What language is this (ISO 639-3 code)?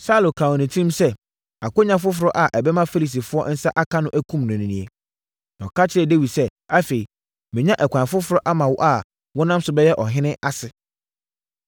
aka